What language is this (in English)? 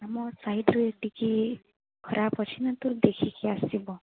Odia